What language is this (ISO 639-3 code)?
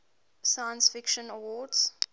eng